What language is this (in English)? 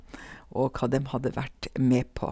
Norwegian